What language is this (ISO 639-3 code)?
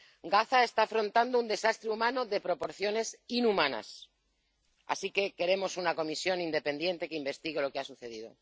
spa